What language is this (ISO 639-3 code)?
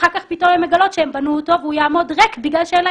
heb